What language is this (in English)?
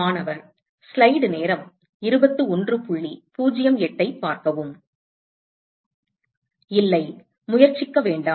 Tamil